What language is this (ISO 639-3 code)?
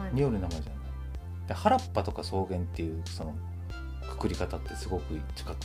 jpn